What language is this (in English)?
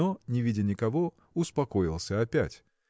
Russian